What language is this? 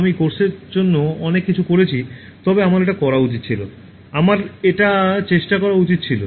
Bangla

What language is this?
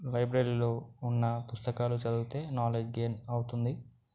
Telugu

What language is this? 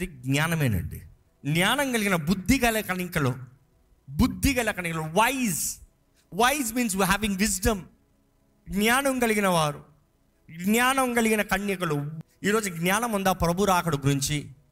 Telugu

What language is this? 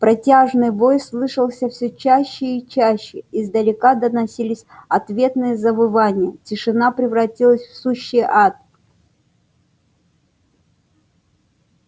Russian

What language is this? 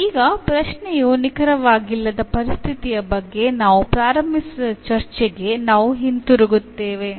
Kannada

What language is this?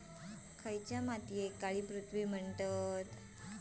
Marathi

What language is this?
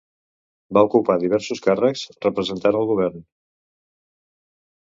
Catalan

